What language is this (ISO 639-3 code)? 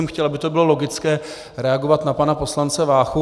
ces